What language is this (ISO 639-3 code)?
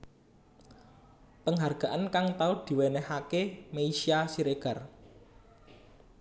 jav